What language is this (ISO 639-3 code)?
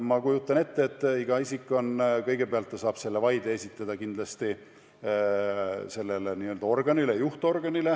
est